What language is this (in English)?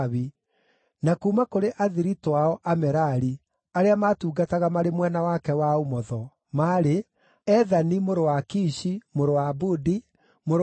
Kikuyu